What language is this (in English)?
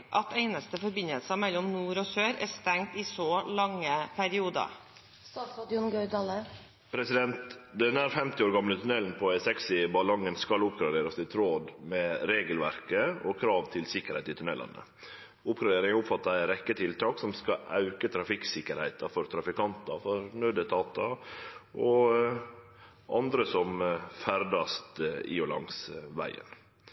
Norwegian